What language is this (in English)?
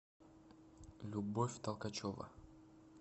Russian